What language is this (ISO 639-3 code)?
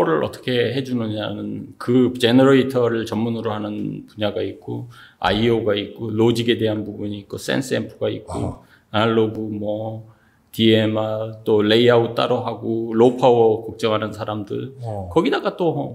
kor